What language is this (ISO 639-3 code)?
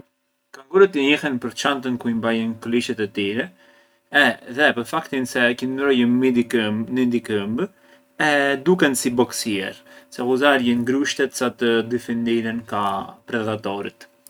aae